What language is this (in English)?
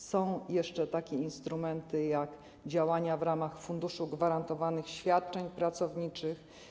Polish